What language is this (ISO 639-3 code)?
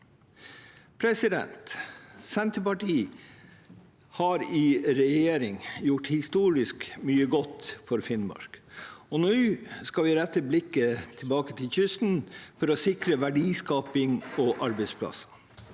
nor